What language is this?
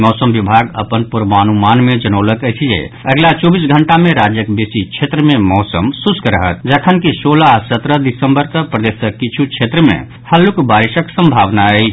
Maithili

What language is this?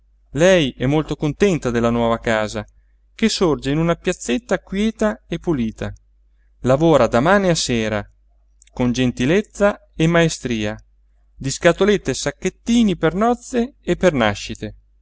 Italian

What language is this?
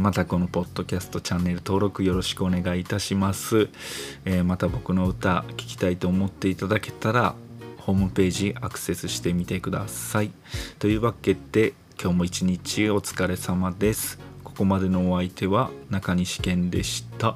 Japanese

